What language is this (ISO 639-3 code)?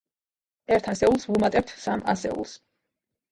kat